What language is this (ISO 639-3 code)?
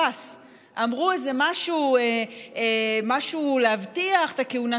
heb